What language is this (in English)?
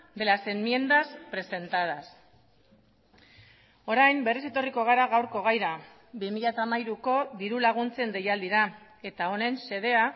Basque